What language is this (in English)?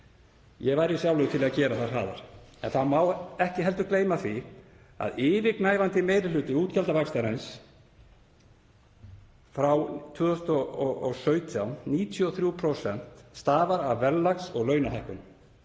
Icelandic